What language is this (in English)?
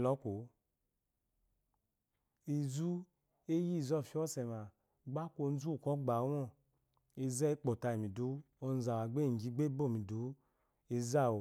Eloyi